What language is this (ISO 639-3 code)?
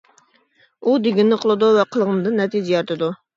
uig